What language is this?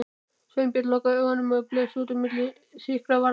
Icelandic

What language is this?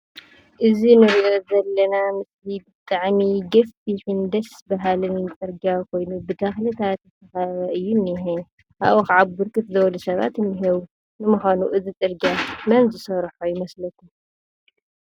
Tigrinya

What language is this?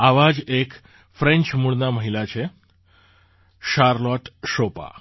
Gujarati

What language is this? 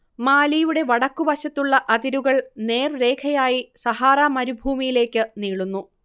Malayalam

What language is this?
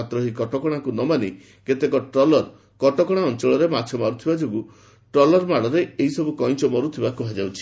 Odia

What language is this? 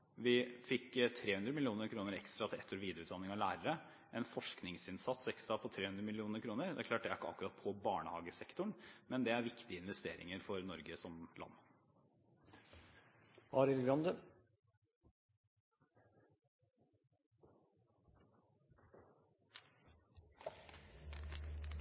Norwegian Bokmål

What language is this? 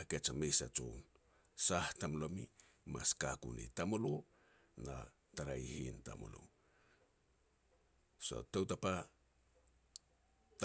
Petats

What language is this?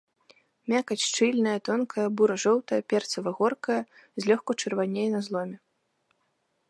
Belarusian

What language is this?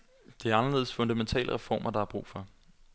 Danish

